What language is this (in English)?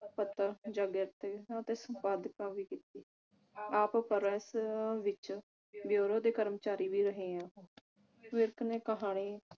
Punjabi